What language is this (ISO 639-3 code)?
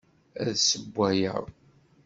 kab